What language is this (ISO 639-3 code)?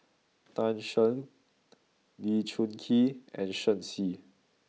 eng